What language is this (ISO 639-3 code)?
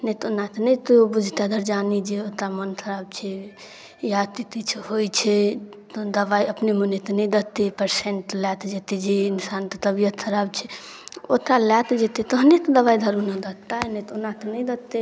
mai